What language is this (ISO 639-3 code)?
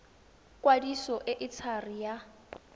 tsn